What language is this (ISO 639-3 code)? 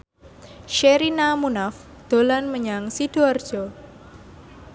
jav